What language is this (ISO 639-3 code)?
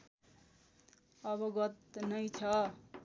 nep